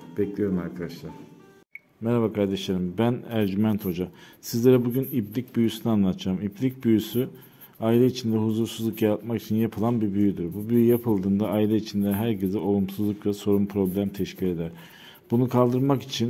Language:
Turkish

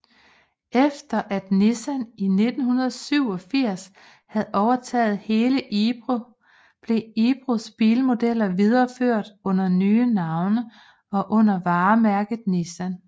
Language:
Danish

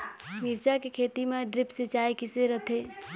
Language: Chhattisgarhi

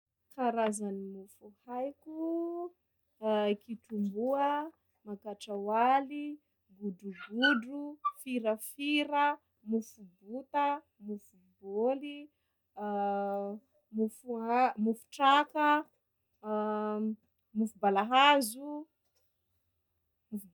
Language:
Sakalava Malagasy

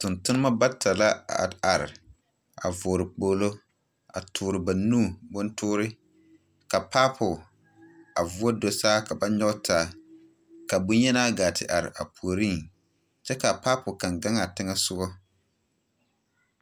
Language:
Southern Dagaare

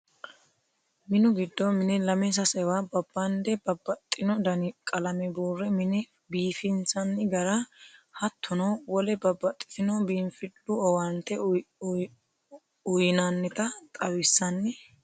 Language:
Sidamo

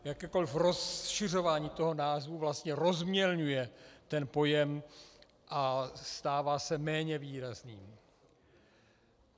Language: Czech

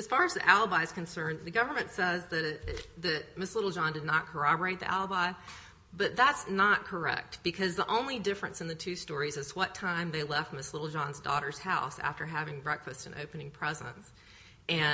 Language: English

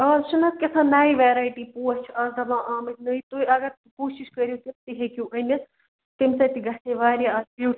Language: Kashmiri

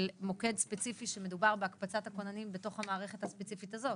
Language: Hebrew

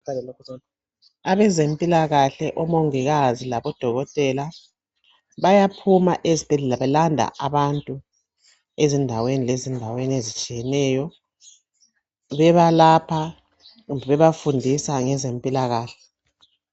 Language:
North Ndebele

